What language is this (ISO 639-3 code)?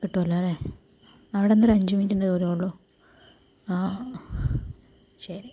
mal